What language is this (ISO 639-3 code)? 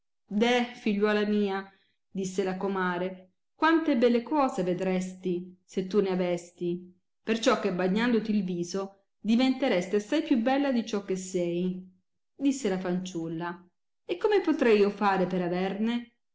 ita